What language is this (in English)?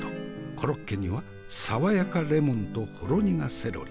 Japanese